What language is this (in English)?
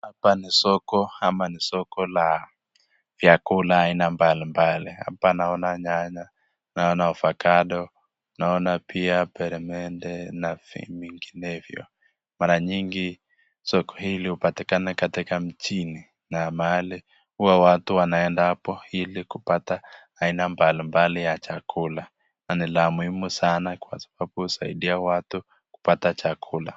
Swahili